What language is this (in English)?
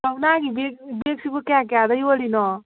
Manipuri